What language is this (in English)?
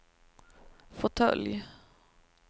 Swedish